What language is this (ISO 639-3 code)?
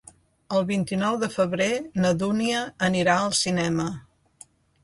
cat